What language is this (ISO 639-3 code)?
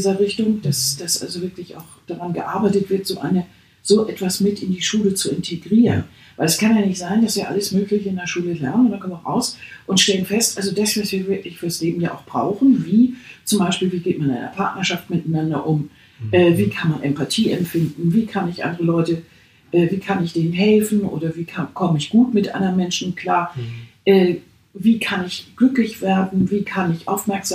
deu